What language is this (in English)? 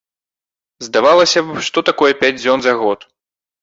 Belarusian